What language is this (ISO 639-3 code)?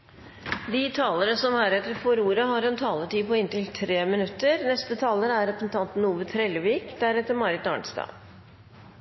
nor